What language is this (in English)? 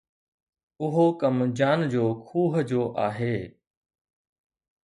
Sindhi